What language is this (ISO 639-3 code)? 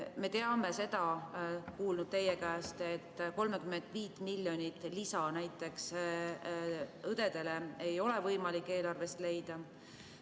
est